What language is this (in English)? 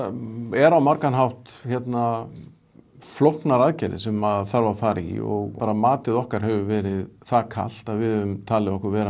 Icelandic